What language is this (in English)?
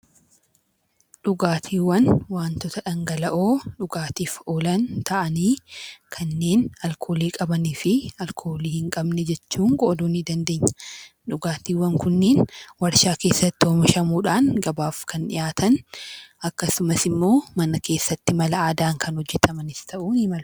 Oromo